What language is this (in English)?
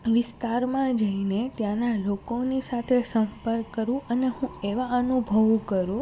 Gujarati